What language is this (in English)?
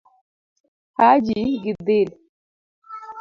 Luo (Kenya and Tanzania)